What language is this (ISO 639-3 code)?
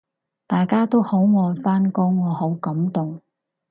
yue